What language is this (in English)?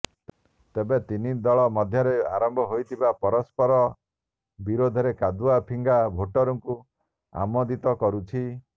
Odia